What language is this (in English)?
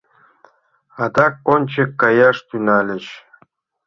Mari